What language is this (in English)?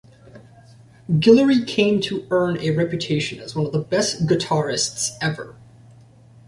English